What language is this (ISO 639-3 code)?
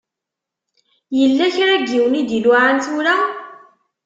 kab